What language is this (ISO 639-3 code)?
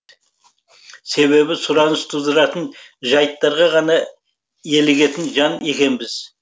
kaz